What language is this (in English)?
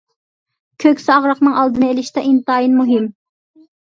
Uyghur